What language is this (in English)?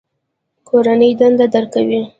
Pashto